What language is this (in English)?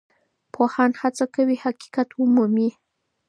Pashto